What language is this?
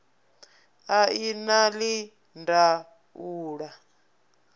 Venda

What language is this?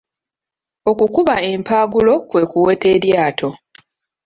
Ganda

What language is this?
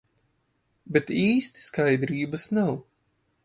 Latvian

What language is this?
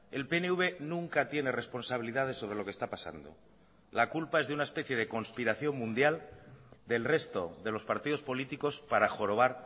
Spanish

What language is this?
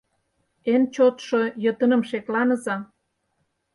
Mari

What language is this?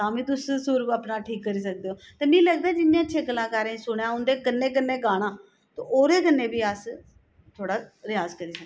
Dogri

